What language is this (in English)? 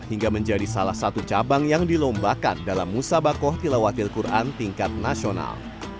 Indonesian